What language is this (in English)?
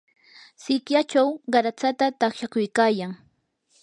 Yanahuanca Pasco Quechua